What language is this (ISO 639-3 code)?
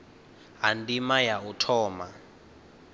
ven